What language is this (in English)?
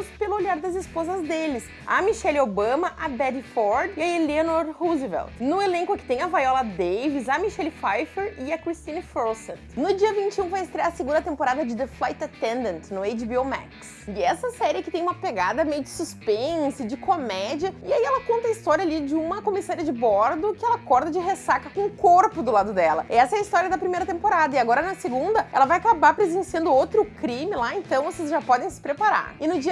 Portuguese